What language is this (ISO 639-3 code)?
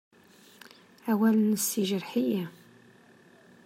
kab